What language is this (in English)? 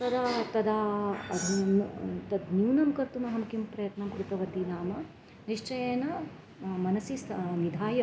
Sanskrit